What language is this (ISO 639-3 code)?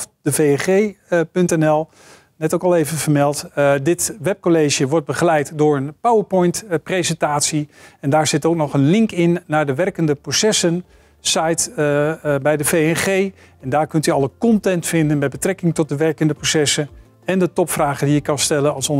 nld